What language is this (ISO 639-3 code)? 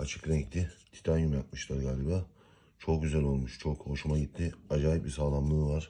tur